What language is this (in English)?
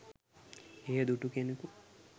Sinhala